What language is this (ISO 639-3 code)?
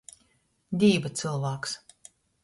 ltg